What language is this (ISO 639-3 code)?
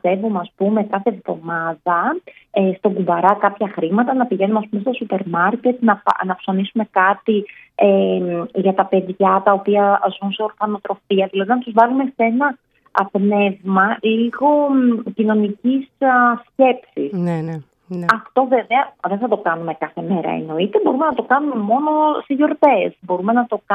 ell